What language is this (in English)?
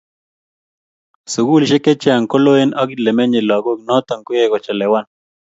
Kalenjin